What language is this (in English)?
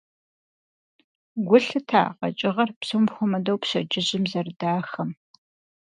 Kabardian